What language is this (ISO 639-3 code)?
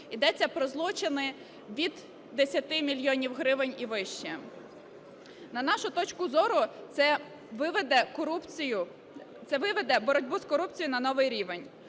ukr